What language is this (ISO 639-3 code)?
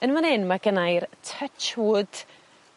cym